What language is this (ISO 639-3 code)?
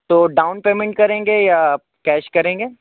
urd